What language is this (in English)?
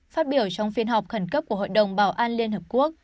Vietnamese